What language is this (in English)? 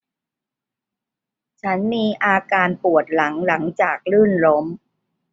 Thai